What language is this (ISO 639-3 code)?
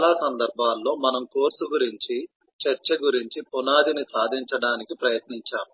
tel